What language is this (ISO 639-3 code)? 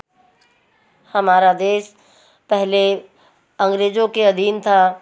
hin